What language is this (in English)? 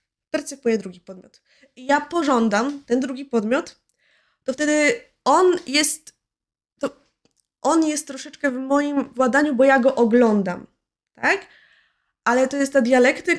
Polish